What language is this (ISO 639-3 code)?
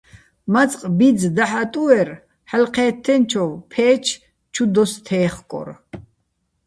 bbl